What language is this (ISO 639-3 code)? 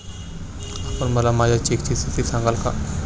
mar